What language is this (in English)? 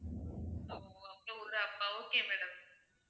Tamil